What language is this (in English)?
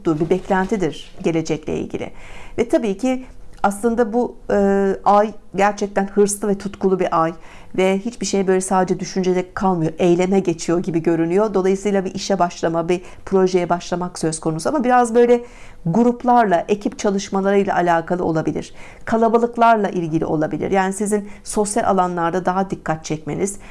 Turkish